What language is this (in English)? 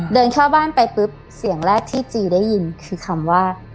Thai